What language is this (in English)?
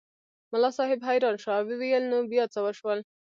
Pashto